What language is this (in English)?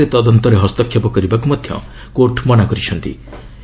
Odia